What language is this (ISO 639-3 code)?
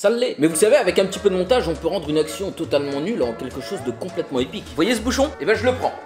fra